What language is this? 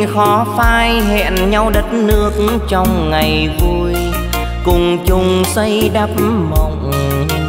Vietnamese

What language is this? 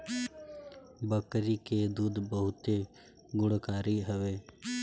Bhojpuri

